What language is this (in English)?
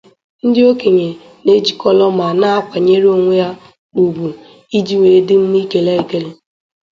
Igbo